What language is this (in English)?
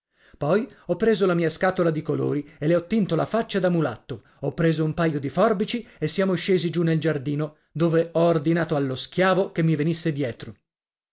Italian